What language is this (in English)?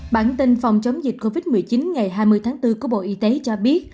Vietnamese